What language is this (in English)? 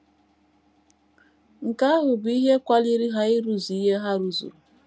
Igbo